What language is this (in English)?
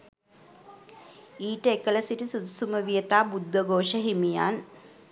Sinhala